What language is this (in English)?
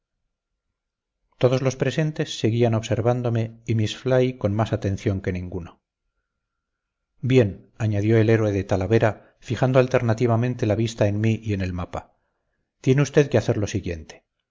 Spanish